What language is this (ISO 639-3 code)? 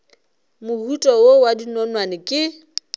nso